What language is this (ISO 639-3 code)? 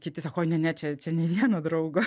lit